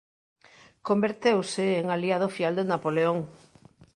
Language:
Galician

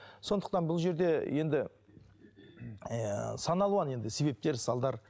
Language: Kazakh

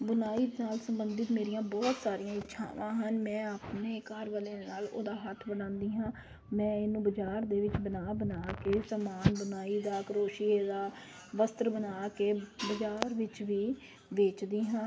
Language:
Punjabi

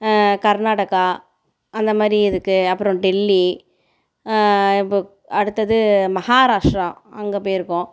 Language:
Tamil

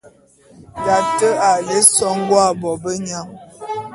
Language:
Bulu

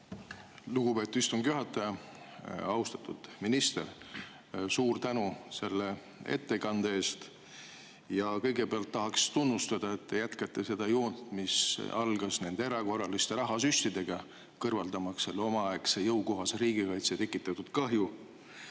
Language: Estonian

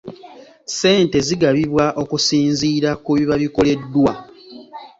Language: Ganda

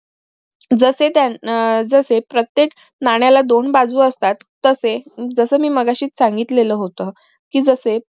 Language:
Marathi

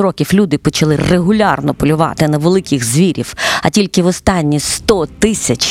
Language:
Ukrainian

